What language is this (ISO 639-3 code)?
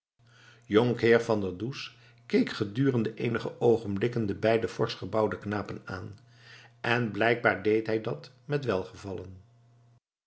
nld